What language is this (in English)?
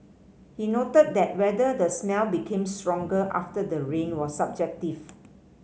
English